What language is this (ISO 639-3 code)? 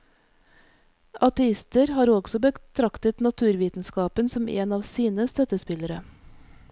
nor